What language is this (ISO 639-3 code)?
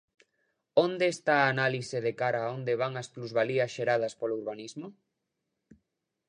glg